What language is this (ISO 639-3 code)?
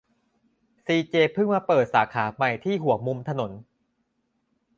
tha